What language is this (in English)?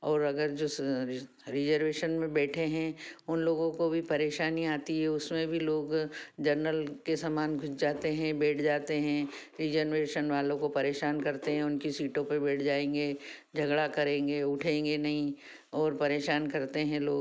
Hindi